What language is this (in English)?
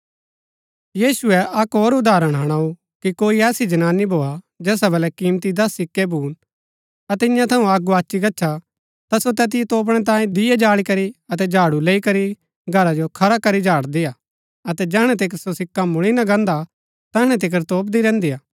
Gaddi